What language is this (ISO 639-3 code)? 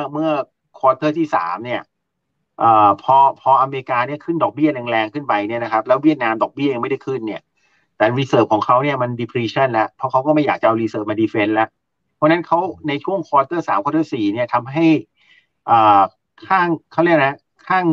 tha